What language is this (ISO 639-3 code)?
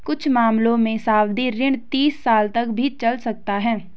hin